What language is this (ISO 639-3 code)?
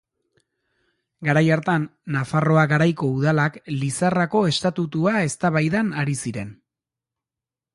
eus